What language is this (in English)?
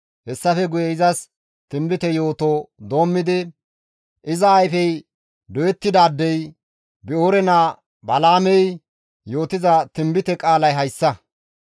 Gamo